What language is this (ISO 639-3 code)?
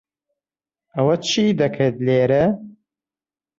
ckb